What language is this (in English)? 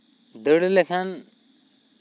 Santali